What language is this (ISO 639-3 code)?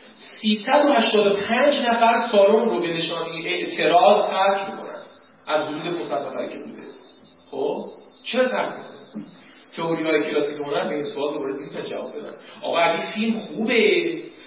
fas